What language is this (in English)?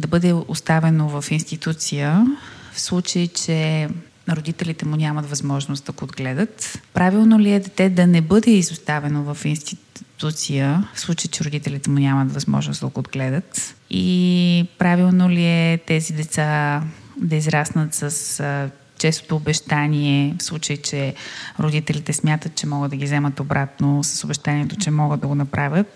Bulgarian